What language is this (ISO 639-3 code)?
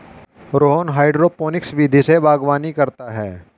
hin